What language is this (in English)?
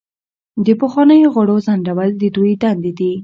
Pashto